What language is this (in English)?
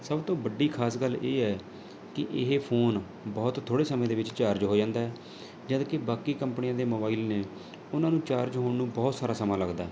Punjabi